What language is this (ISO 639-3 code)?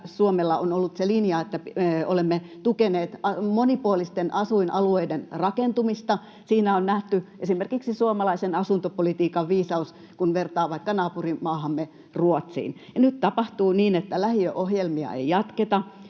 fin